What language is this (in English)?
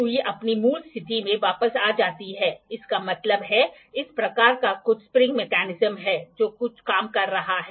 Hindi